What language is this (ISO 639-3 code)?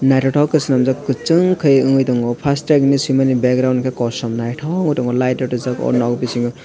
trp